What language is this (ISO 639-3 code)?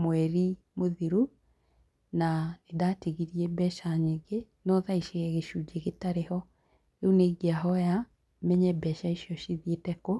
kik